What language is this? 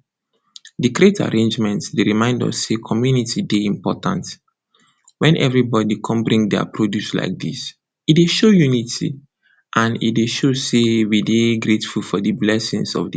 Nigerian Pidgin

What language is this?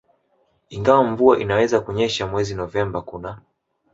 Swahili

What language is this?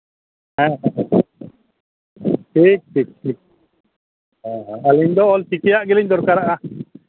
Santali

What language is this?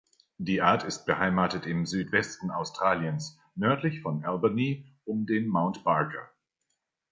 German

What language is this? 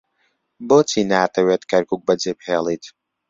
Central Kurdish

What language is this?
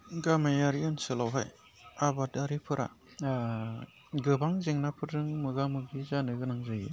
Bodo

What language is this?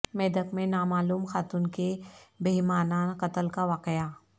Urdu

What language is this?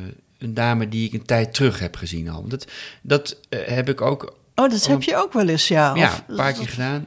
Dutch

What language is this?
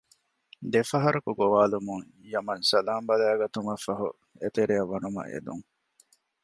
Divehi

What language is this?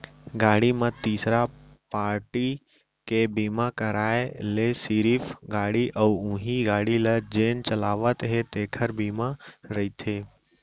Chhattisgarhi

